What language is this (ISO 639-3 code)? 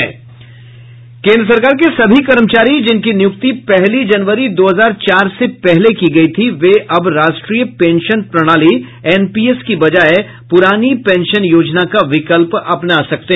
hin